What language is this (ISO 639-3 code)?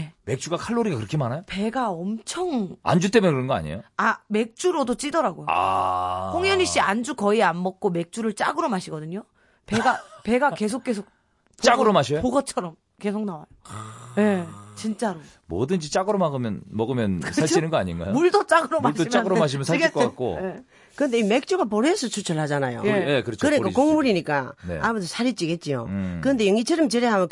kor